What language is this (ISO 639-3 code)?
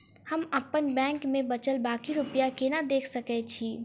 mai